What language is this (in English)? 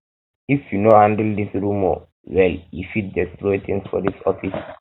Nigerian Pidgin